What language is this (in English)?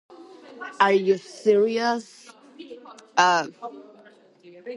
Georgian